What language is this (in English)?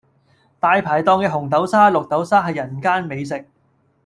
Cantonese